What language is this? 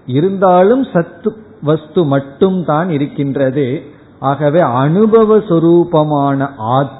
Tamil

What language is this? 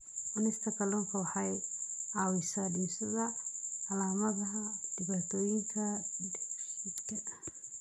Somali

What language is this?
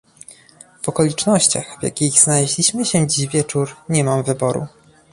Polish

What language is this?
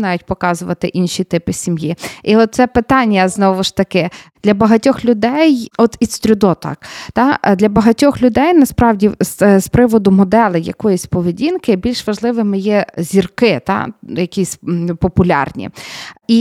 Ukrainian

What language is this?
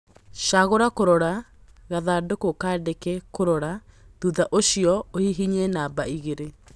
Kikuyu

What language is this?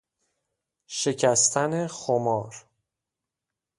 Persian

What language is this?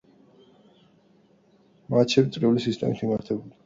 Georgian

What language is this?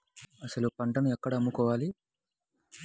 Telugu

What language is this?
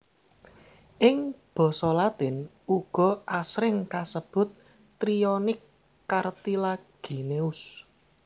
Javanese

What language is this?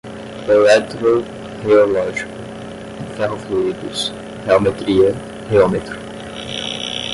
Portuguese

